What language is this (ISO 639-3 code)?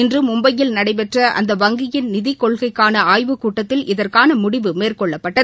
tam